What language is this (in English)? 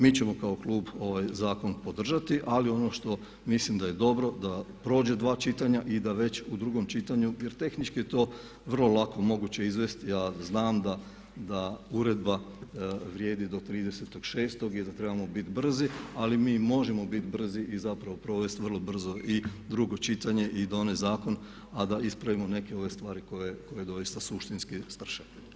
Croatian